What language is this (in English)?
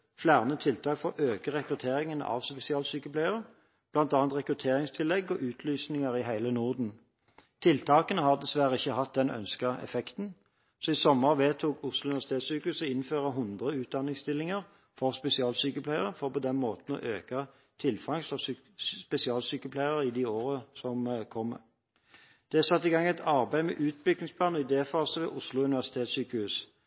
Norwegian Bokmål